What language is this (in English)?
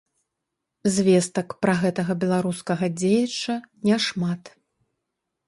Belarusian